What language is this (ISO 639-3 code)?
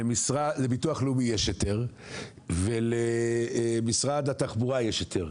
heb